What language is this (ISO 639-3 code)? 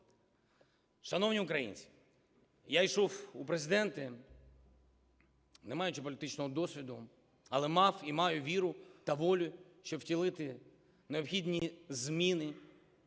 ukr